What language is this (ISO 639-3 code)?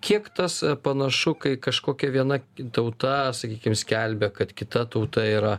lit